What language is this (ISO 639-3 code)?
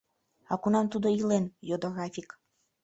chm